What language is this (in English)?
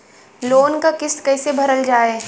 Bhojpuri